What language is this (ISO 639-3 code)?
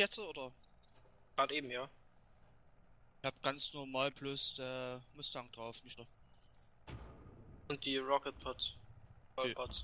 deu